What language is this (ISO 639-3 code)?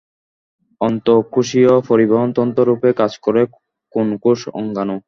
ben